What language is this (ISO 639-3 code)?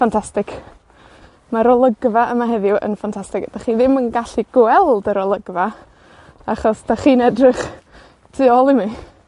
cym